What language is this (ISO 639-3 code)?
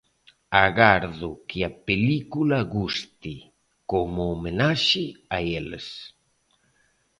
glg